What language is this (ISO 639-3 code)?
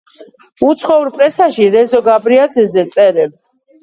kat